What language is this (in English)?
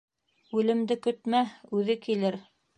Bashkir